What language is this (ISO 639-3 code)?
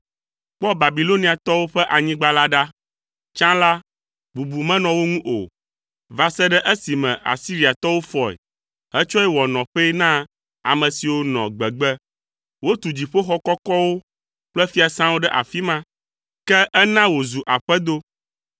ewe